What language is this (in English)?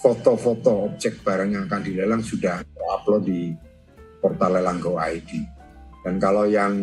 Indonesian